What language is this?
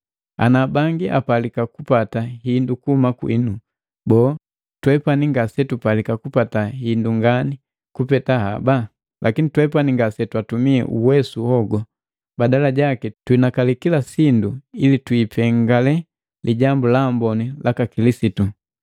Matengo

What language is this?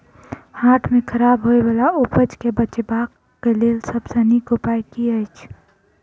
Maithili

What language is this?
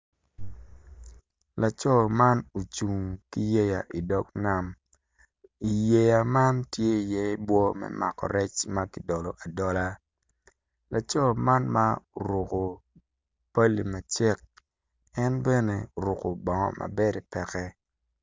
Acoli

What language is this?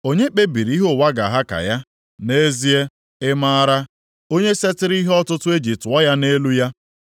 Igbo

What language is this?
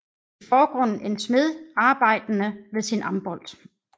Danish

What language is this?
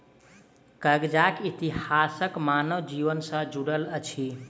Maithili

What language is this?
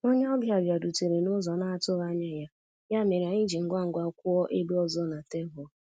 Igbo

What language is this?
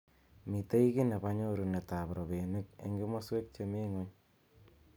Kalenjin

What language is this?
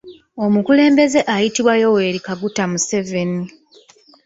Ganda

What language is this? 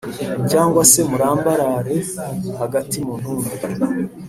Kinyarwanda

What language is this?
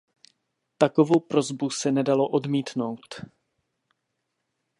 Czech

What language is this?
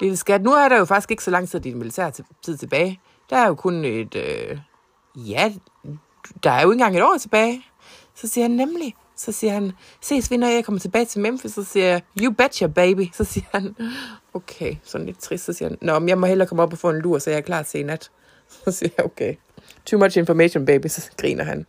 Danish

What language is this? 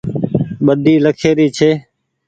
Goaria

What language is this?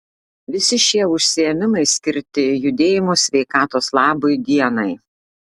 Lithuanian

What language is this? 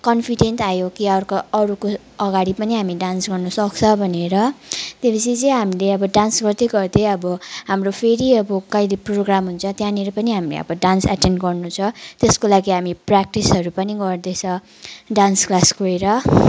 Nepali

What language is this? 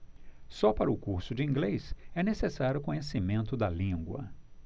Portuguese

